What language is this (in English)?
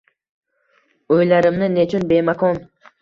Uzbek